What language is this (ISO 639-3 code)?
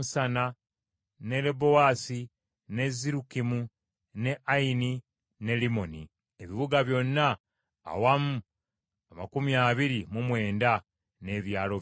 lug